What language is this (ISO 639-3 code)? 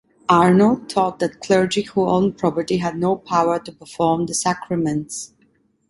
eng